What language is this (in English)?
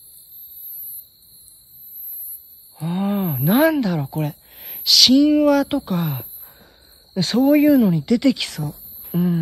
Japanese